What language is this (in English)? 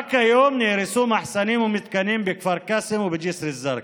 Hebrew